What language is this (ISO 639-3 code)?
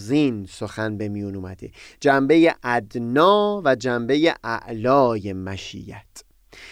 fas